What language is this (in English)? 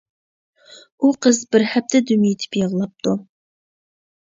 Uyghur